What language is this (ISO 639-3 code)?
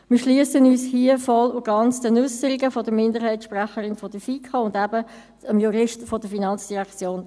gsw